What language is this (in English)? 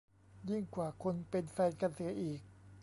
Thai